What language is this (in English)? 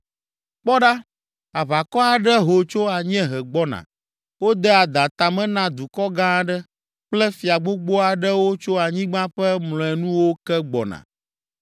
Ewe